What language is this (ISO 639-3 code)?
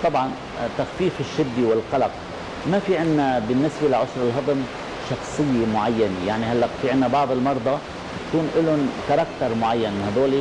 ara